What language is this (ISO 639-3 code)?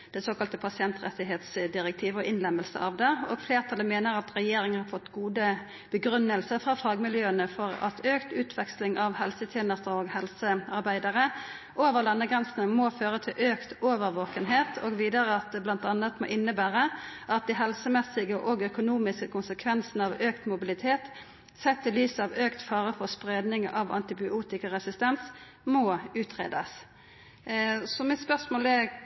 nno